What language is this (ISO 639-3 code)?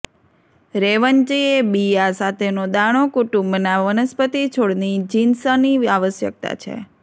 guj